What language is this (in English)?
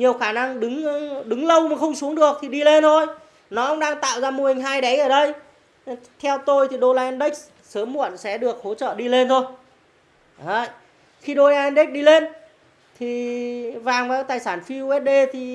Vietnamese